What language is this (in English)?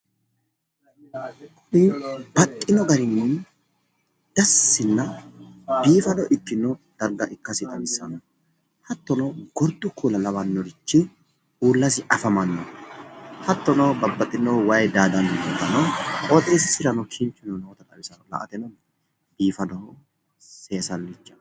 Sidamo